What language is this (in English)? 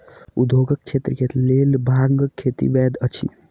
Maithili